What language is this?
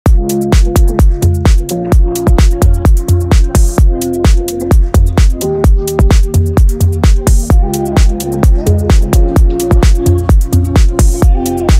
Romanian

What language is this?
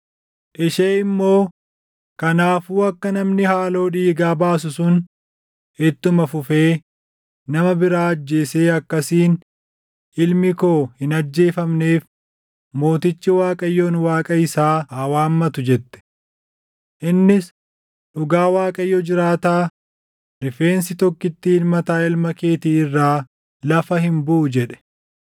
Oromo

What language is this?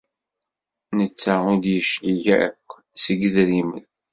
Kabyle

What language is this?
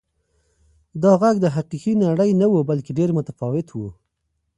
Pashto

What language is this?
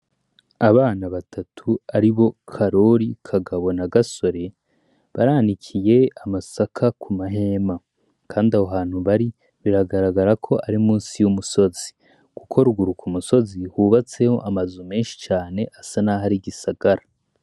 Rundi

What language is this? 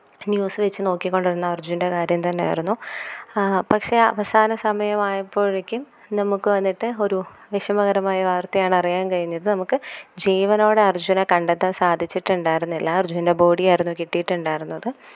Malayalam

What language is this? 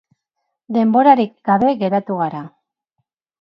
Basque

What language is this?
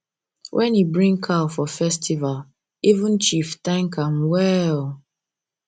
Nigerian Pidgin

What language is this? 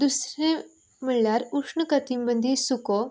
Konkani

